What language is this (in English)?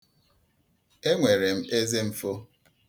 Igbo